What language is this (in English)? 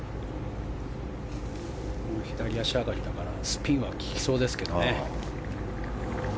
Japanese